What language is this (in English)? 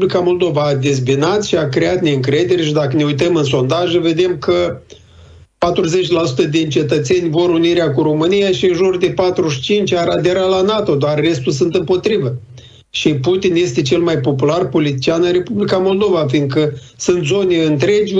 Romanian